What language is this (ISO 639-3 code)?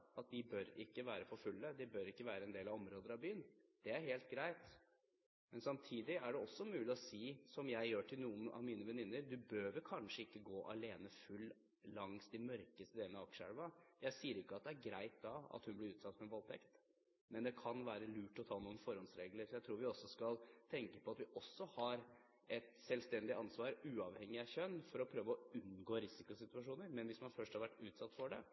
nob